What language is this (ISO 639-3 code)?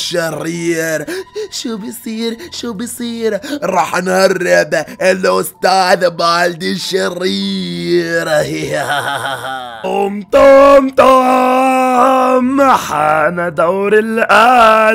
ara